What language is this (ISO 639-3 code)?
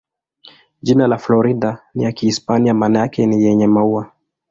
swa